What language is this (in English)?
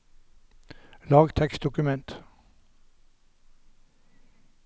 Norwegian